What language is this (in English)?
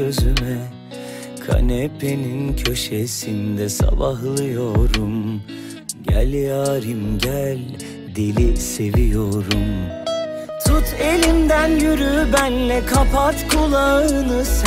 Turkish